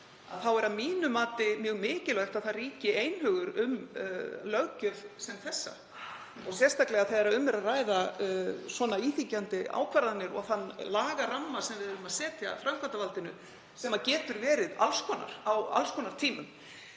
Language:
Icelandic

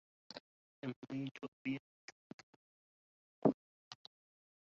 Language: Arabic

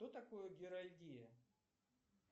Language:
Russian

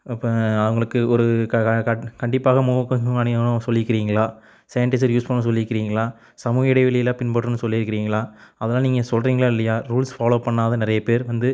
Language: Tamil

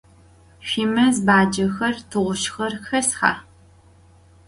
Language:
Adyghe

